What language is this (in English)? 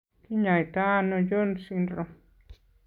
Kalenjin